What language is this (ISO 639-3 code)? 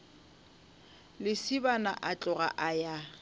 nso